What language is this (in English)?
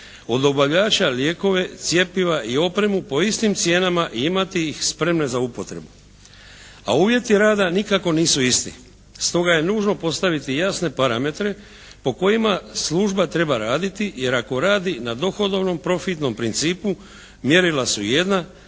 Croatian